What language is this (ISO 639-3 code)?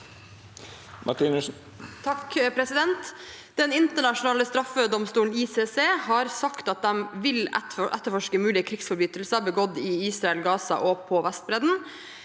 nor